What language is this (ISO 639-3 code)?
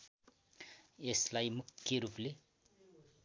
nep